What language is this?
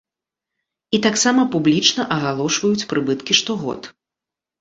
Belarusian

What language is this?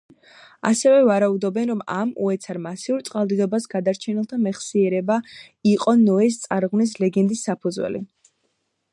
Georgian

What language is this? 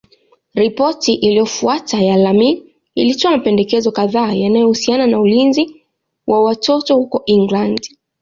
Swahili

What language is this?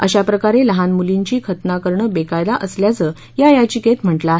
Marathi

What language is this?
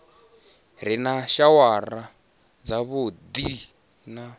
Venda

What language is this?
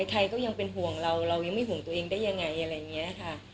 Thai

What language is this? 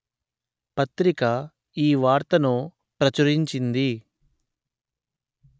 Telugu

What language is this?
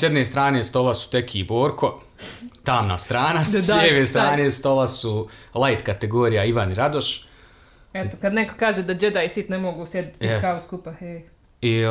Croatian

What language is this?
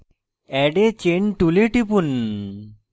Bangla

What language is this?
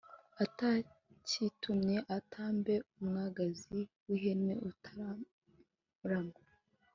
Kinyarwanda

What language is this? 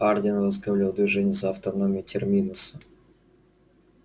Russian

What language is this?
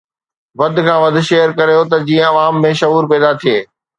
Sindhi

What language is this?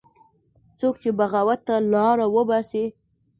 Pashto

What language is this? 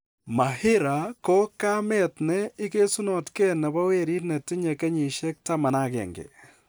Kalenjin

